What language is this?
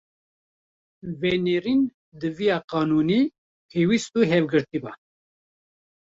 Kurdish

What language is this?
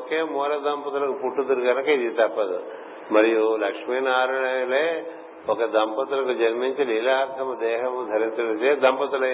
Telugu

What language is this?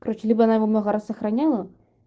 Russian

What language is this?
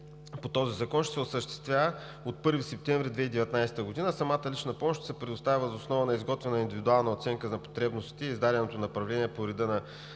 Bulgarian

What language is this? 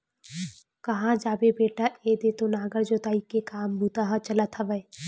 Chhattisgarhi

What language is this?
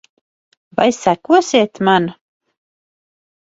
Latvian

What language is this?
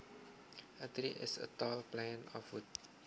Javanese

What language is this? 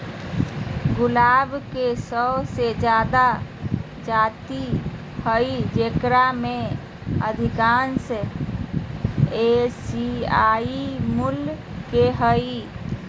Magahi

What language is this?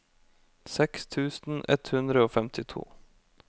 Norwegian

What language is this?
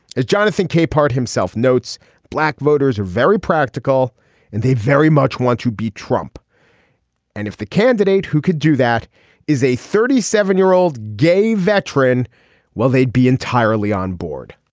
English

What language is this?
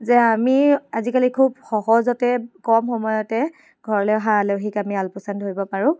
Assamese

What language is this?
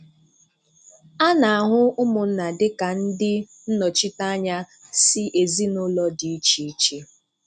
Igbo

